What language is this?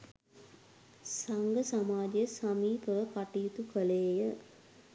Sinhala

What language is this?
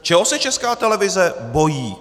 Czech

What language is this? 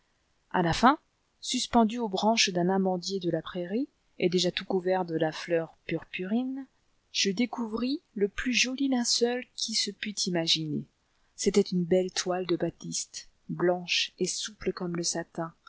French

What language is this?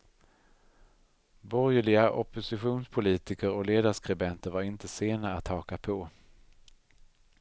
Swedish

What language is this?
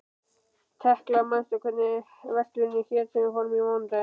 Icelandic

